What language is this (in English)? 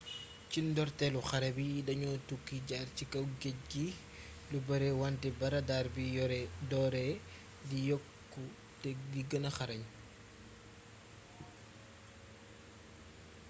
Wolof